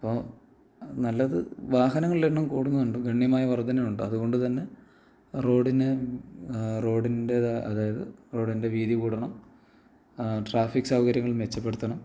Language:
Malayalam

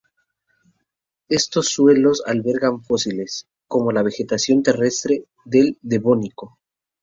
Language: Spanish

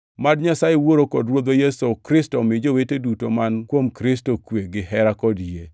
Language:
Luo (Kenya and Tanzania)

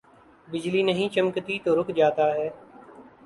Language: Urdu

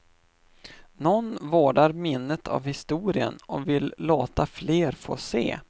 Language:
Swedish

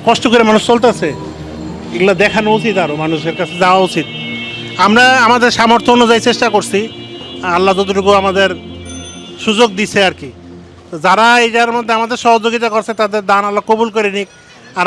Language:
Turkish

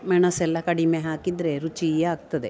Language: Kannada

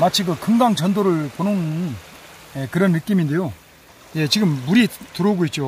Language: Korean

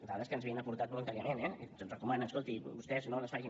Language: Catalan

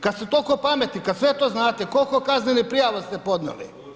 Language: Croatian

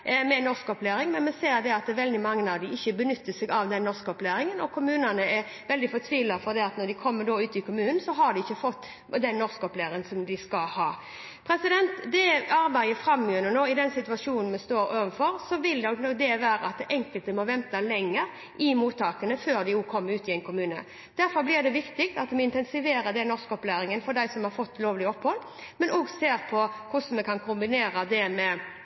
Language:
Norwegian Bokmål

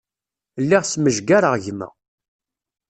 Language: Kabyle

